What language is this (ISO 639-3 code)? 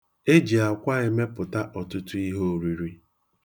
ibo